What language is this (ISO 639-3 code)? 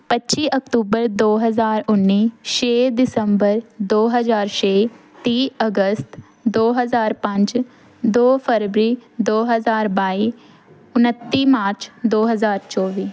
pan